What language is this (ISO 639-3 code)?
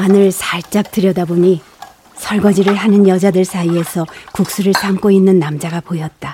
kor